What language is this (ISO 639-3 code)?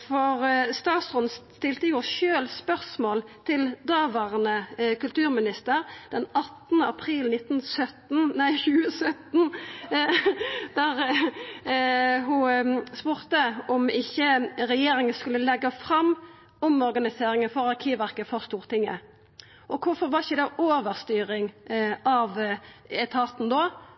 nno